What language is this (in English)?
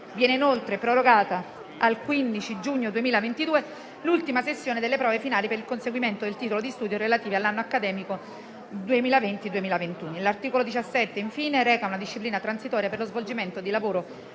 Italian